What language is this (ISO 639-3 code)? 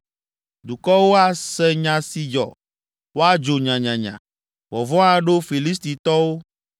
ewe